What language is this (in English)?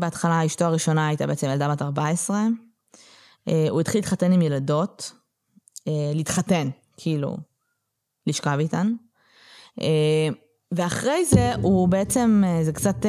Hebrew